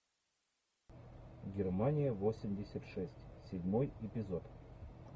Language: Russian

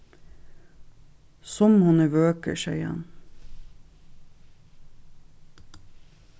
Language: Faroese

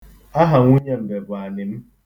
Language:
Igbo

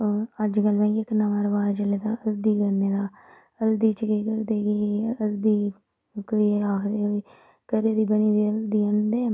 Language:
Dogri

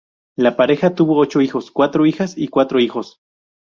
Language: Spanish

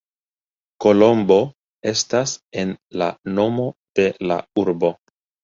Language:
Esperanto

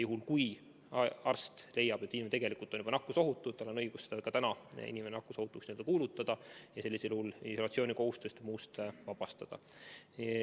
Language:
Estonian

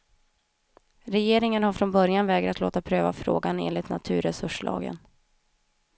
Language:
Swedish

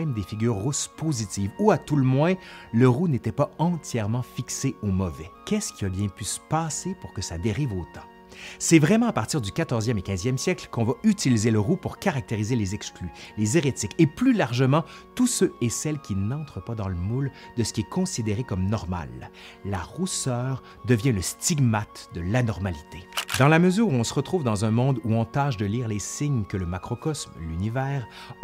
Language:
French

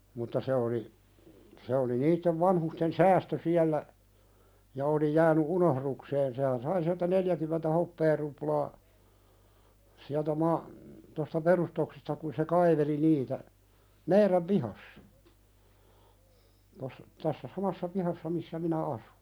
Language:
Finnish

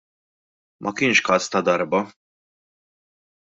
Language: Maltese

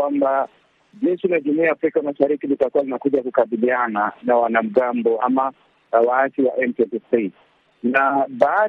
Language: Swahili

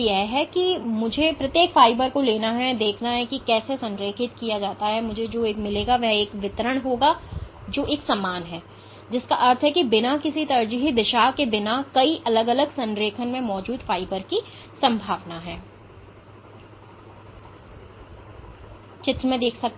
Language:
Hindi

